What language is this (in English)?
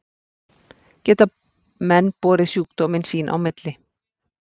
Icelandic